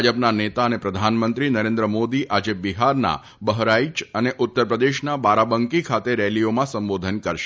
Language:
Gujarati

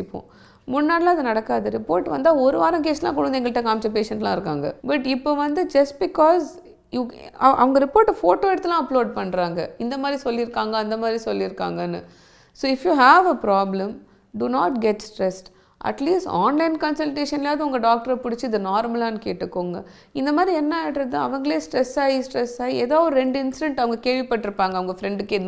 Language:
Tamil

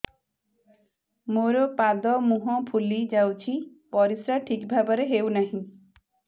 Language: Odia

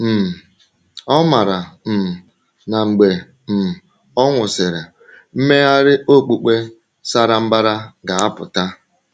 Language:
Igbo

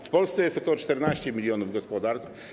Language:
Polish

